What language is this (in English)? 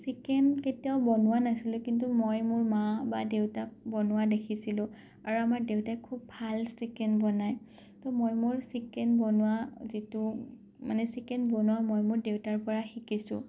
Assamese